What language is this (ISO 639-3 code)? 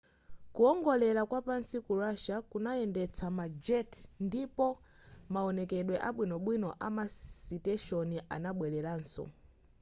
nya